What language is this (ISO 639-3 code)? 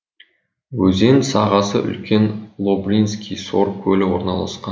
kaz